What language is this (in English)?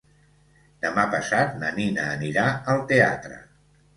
Catalan